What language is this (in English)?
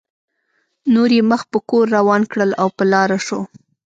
Pashto